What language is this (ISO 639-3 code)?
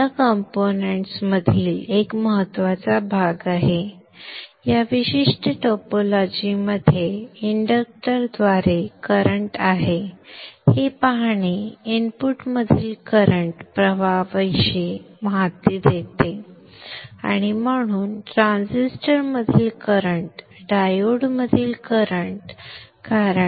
mar